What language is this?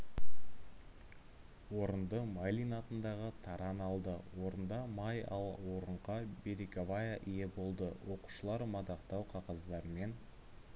Kazakh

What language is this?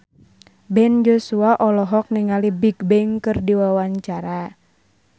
Sundanese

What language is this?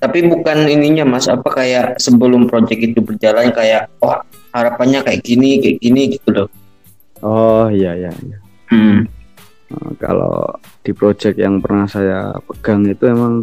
Indonesian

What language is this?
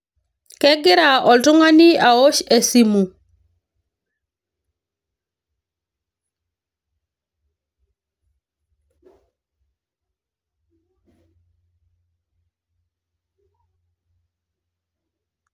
Masai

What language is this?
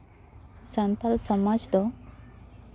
Santali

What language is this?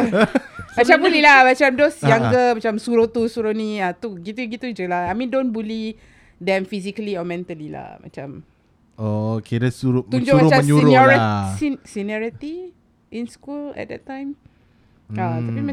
Malay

